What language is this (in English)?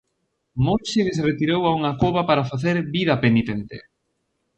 Galician